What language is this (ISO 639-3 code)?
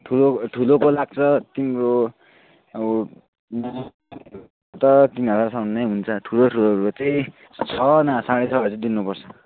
nep